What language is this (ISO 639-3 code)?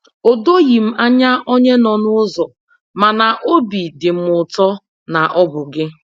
ibo